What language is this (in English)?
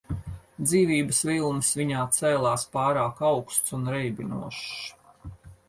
Latvian